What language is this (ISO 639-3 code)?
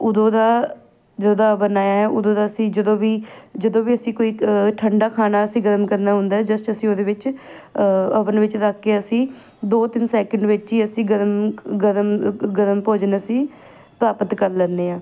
pan